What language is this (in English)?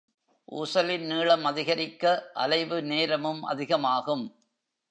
Tamil